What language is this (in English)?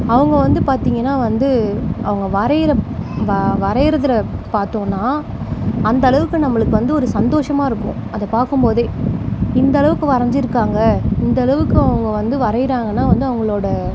Tamil